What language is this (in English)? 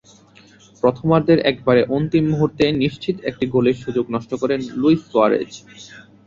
Bangla